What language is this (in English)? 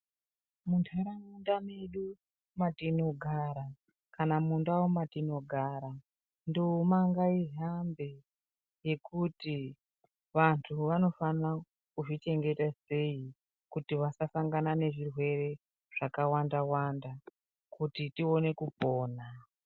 Ndau